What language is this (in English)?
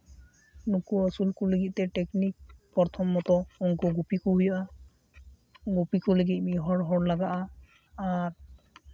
Santali